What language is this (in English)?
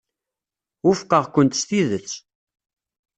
Kabyle